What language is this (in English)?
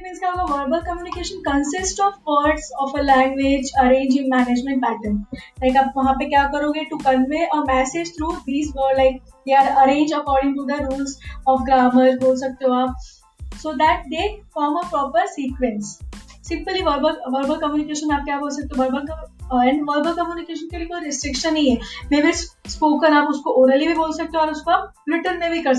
Hindi